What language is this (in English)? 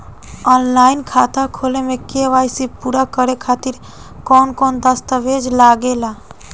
Bhojpuri